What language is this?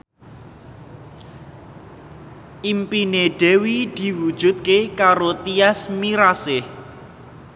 Javanese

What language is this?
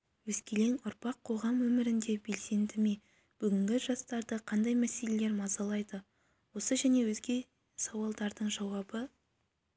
Kazakh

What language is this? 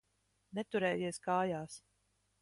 Latvian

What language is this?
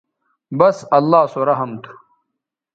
Bateri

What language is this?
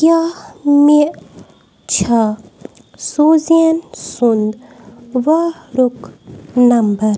Kashmiri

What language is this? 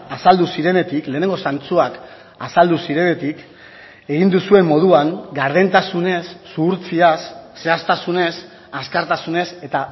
Basque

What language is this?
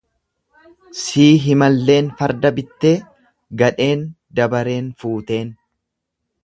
Oromo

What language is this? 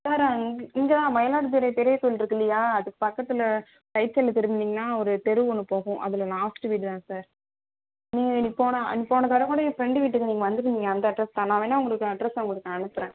Tamil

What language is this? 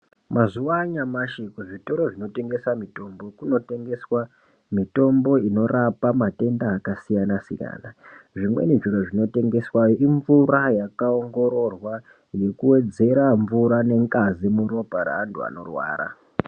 Ndau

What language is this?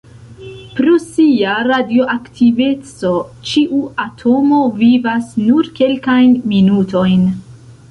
Esperanto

